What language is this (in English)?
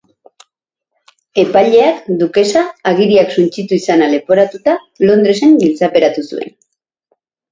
Basque